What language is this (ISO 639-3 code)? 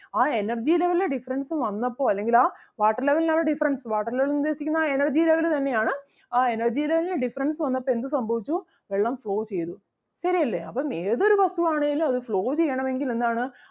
mal